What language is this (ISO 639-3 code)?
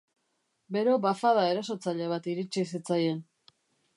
eus